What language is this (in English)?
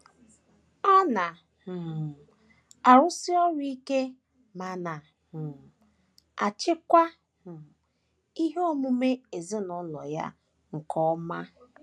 Igbo